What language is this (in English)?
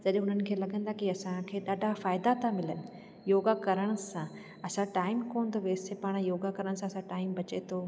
Sindhi